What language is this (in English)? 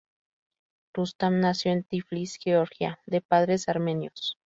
Spanish